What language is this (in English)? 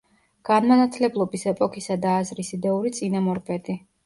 Georgian